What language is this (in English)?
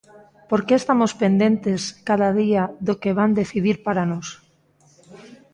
Galician